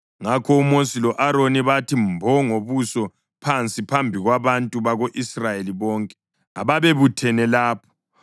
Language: North Ndebele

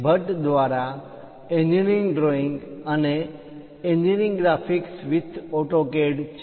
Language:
Gujarati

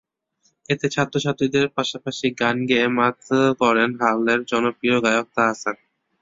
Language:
Bangla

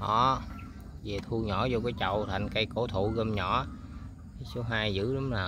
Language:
Vietnamese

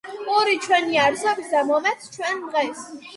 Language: Georgian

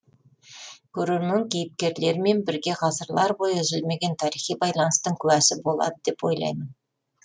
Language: Kazakh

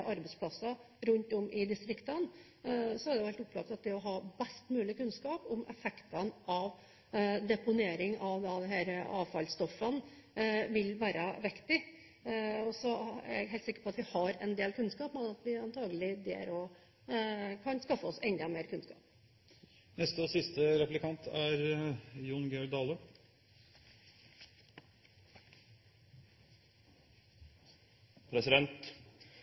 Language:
Norwegian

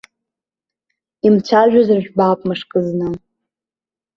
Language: Abkhazian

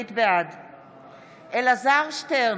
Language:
Hebrew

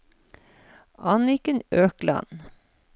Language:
Norwegian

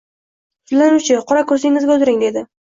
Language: Uzbek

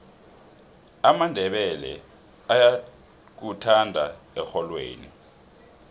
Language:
South Ndebele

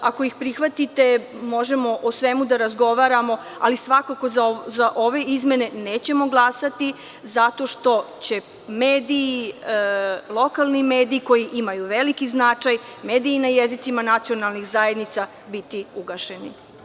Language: Serbian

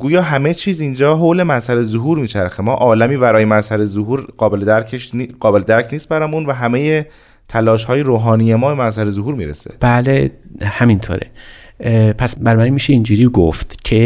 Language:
Persian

